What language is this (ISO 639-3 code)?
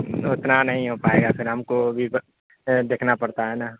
urd